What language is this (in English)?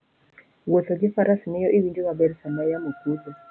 Luo (Kenya and Tanzania)